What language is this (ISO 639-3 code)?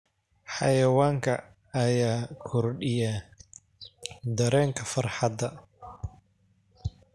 som